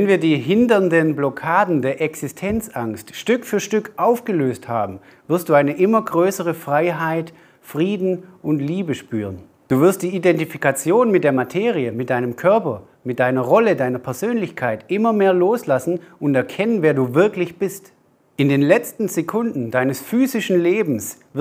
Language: German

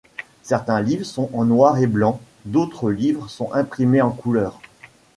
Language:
French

